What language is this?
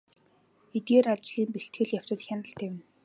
Mongolian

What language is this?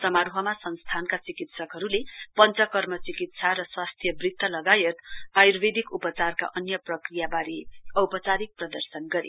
Nepali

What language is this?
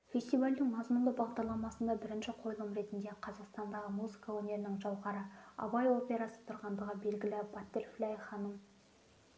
Kazakh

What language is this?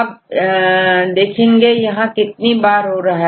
Hindi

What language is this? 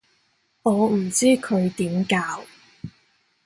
Cantonese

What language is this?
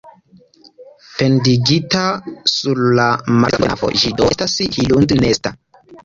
Esperanto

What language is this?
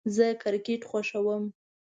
Pashto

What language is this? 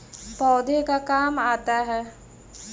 Magahi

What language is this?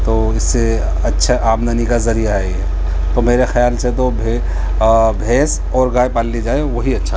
Urdu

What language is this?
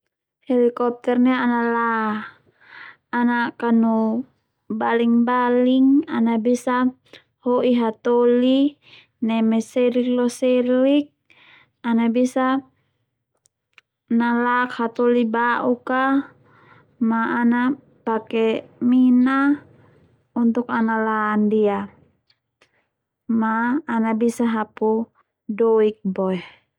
Termanu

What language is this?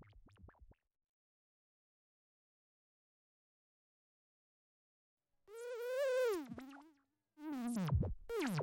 English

